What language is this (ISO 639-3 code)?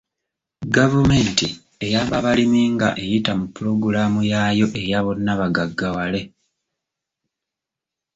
lug